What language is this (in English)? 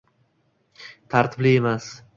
Uzbek